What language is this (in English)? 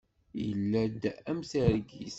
Kabyle